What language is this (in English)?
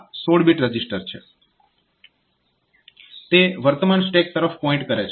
Gujarati